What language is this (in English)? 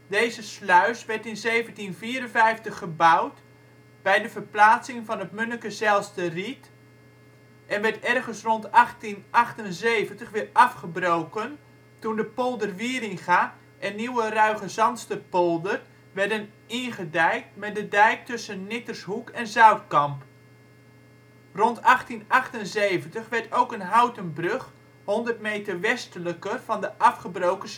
Dutch